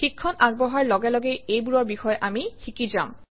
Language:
Assamese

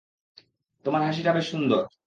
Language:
Bangla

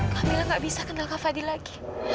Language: Indonesian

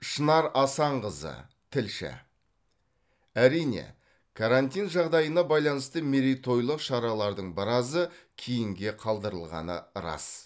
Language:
Kazakh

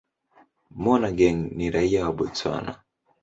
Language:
Swahili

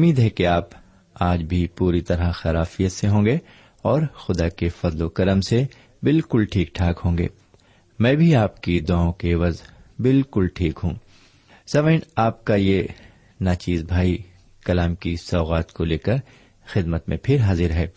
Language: Urdu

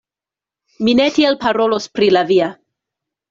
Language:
Esperanto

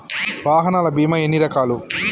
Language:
Telugu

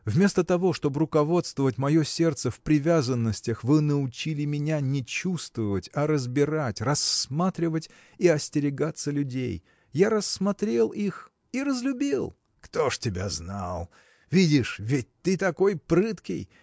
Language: Russian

